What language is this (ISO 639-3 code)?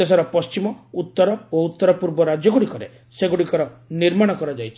ori